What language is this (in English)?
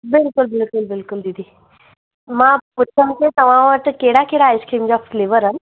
Sindhi